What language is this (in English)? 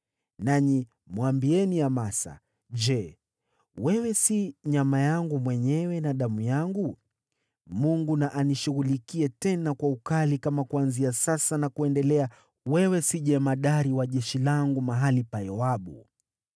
Swahili